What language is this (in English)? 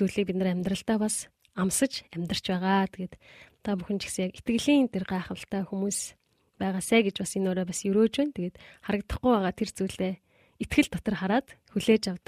Korean